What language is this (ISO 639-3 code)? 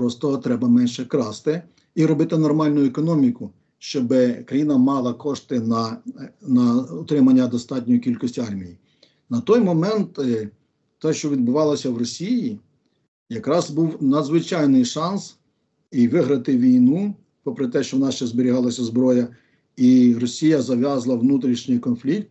ukr